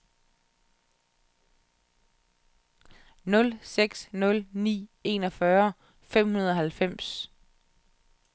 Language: Danish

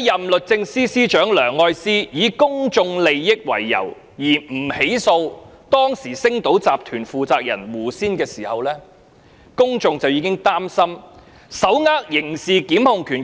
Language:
Cantonese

